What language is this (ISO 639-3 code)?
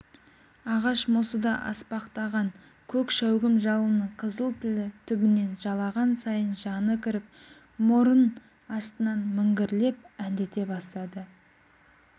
kaz